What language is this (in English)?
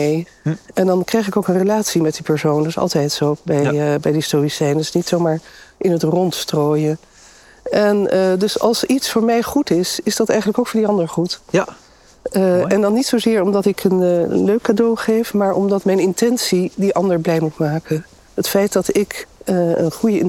Dutch